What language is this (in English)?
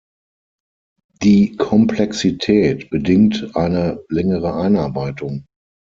German